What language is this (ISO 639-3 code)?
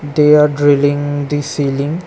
eng